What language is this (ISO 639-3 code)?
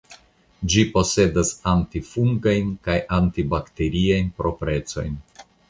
epo